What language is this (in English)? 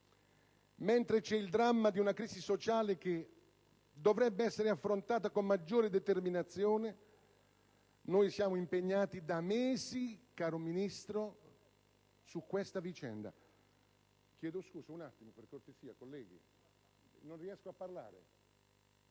Italian